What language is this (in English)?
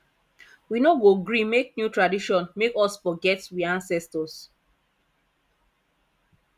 Nigerian Pidgin